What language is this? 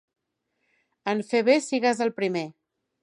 Catalan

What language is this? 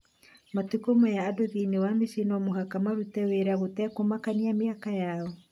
Kikuyu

